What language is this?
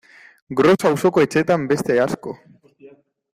Basque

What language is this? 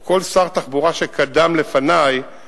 Hebrew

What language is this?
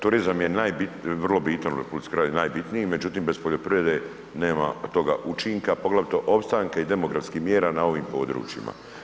Croatian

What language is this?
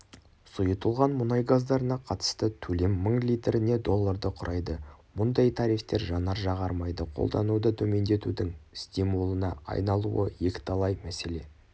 Kazakh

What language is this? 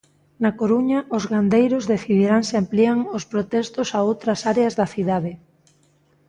Galician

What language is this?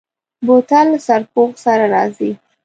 Pashto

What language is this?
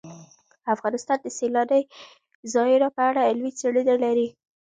Pashto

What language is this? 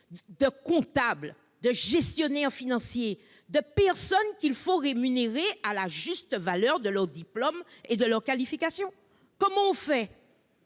French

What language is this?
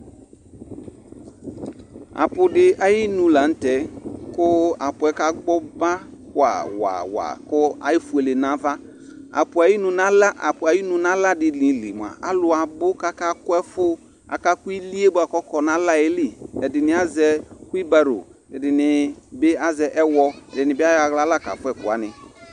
Ikposo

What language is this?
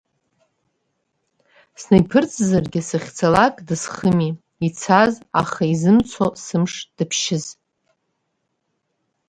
Abkhazian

